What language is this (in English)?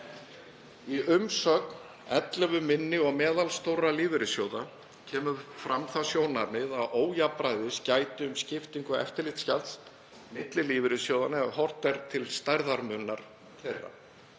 Icelandic